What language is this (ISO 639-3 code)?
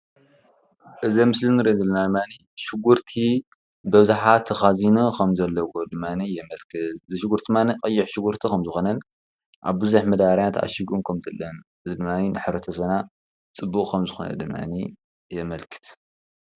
tir